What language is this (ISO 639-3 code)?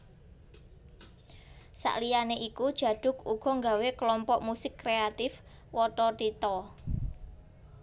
jav